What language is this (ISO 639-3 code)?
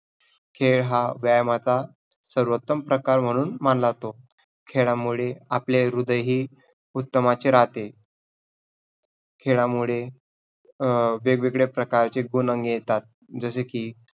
mar